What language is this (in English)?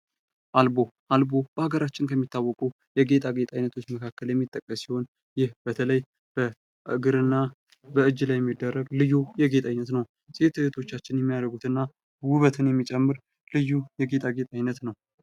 Amharic